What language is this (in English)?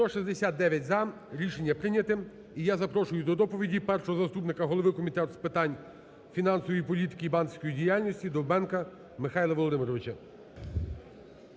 Ukrainian